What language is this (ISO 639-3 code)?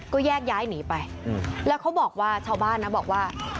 tha